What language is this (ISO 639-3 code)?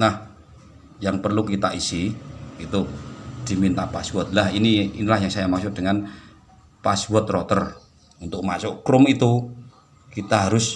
ind